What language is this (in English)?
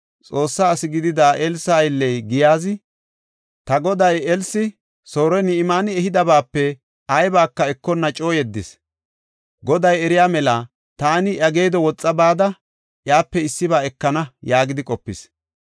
Gofa